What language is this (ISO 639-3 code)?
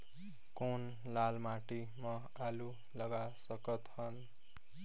hne